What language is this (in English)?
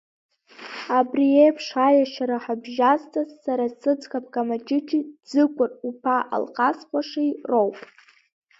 Abkhazian